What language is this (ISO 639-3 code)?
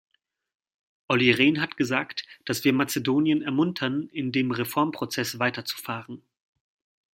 deu